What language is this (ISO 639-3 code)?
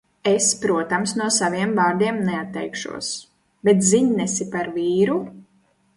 lav